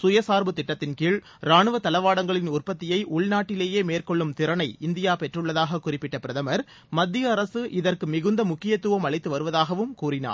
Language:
Tamil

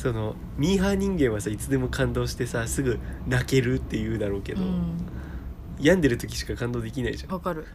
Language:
Japanese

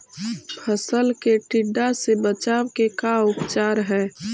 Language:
Magahi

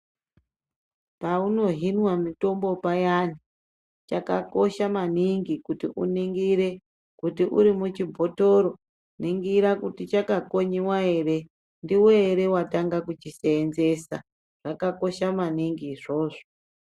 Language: Ndau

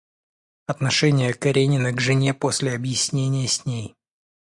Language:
Russian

